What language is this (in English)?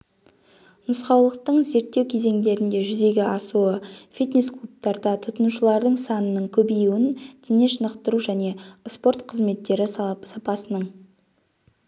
Kazakh